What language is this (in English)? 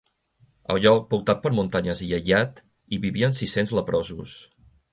Catalan